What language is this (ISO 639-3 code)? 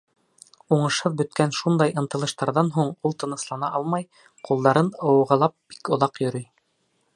bak